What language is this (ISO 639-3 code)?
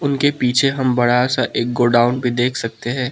hin